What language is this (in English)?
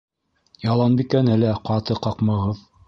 Bashkir